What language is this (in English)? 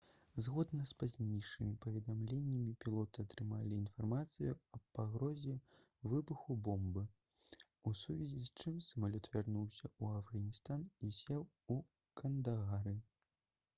Belarusian